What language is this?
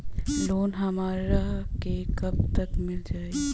Bhojpuri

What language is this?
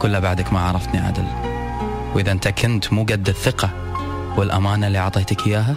Arabic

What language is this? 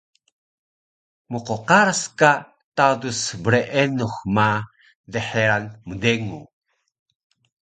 Taroko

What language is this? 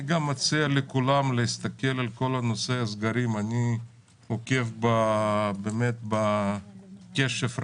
Hebrew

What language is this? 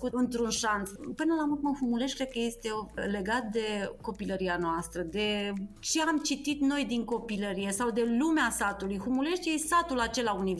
Romanian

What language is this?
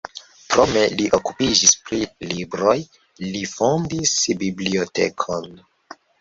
Esperanto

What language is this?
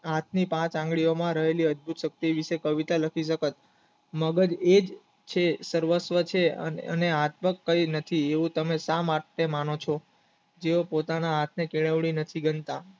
Gujarati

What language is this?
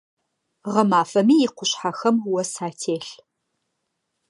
Adyghe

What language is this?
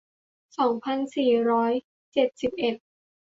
Thai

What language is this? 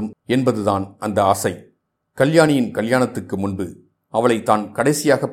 Tamil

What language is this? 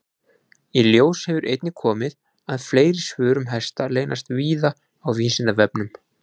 Icelandic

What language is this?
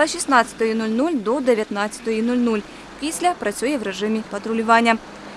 Ukrainian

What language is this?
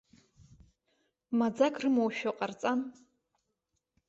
Abkhazian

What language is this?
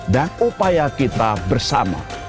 Indonesian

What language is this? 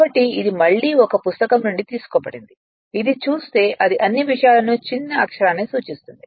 Telugu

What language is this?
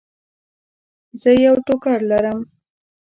Pashto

